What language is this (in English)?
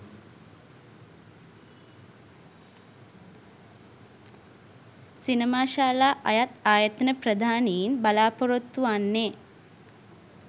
Sinhala